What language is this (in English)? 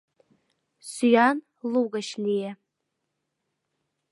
Mari